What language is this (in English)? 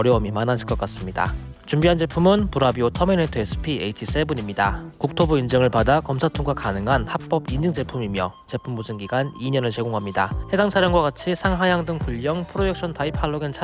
Korean